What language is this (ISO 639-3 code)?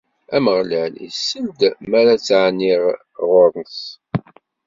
kab